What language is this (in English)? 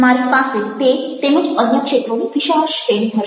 Gujarati